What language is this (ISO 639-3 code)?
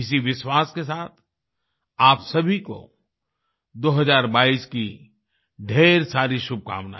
hin